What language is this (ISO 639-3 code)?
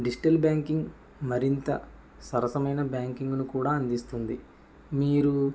tel